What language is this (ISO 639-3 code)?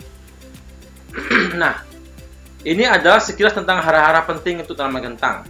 ind